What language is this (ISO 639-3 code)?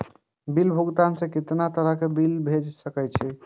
mai